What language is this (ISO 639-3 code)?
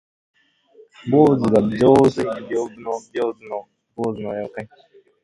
jpn